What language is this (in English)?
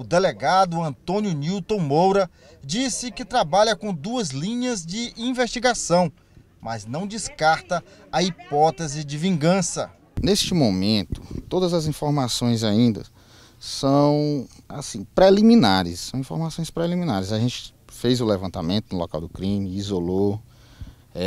Portuguese